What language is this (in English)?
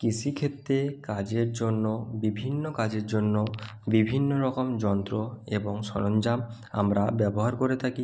Bangla